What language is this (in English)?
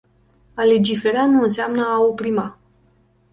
Romanian